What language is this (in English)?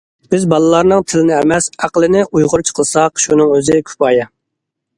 Uyghur